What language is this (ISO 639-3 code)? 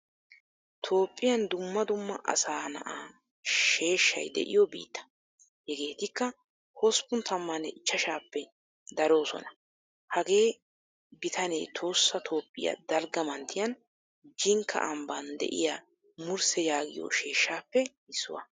wal